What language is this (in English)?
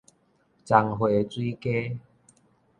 Min Nan Chinese